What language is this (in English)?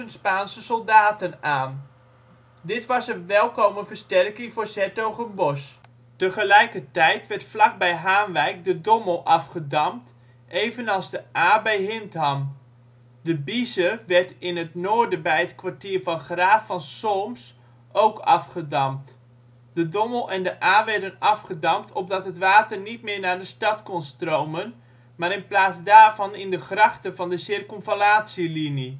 Dutch